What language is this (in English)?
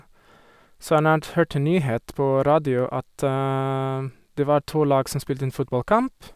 Norwegian